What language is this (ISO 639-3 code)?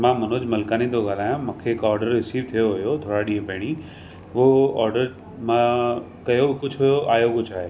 snd